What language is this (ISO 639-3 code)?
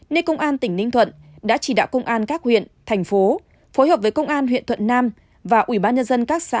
vie